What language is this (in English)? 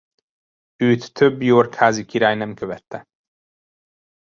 Hungarian